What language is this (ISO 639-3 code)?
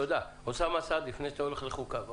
heb